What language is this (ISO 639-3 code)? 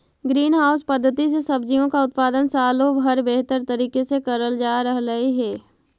mag